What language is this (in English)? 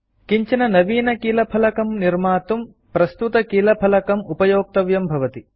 Sanskrit